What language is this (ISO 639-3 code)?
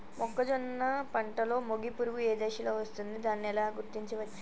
tel